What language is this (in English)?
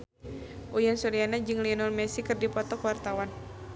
Sundanese